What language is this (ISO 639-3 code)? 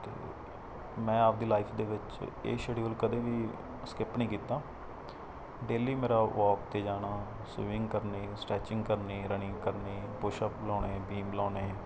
pan